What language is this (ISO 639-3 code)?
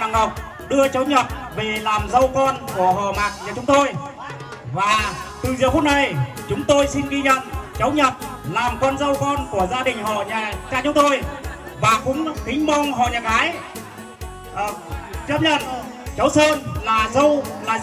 vie